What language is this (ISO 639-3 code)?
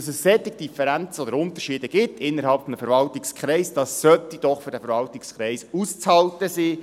gsw